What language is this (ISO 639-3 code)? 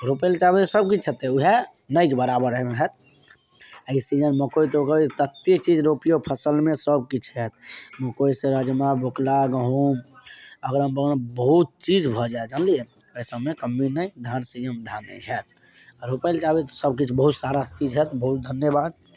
mai